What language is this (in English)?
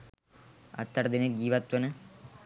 Sinhala